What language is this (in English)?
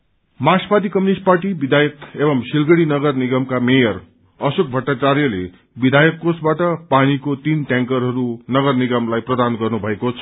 Nepali